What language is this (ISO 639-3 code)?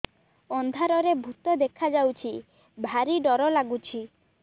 ori